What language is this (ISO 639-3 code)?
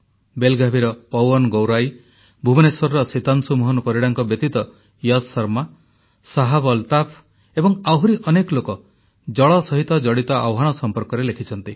ori